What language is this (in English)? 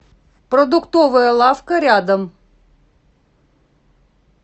Russian